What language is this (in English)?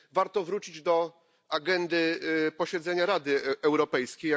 Polish